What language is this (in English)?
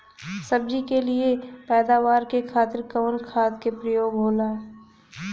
Bhojpuri